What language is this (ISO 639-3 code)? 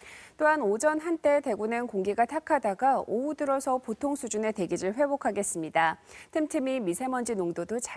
kor